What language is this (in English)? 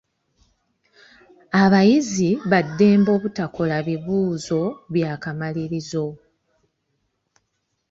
Ganda